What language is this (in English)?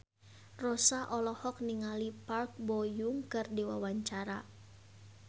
Sundanese